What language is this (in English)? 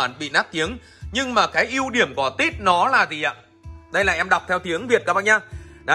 Vietnamese